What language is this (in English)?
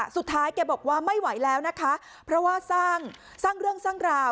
Thai